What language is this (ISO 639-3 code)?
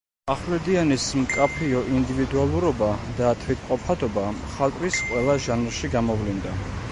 kat